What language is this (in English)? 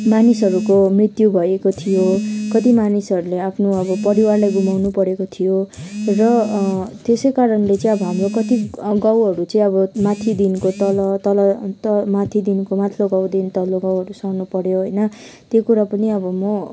Nepali